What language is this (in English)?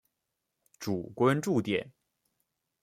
Chinese